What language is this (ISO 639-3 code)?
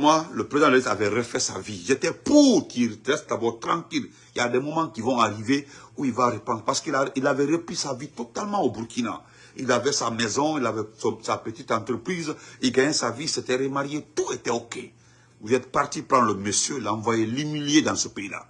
fra